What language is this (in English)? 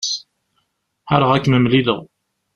Kabyle